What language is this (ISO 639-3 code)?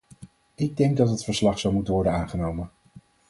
nld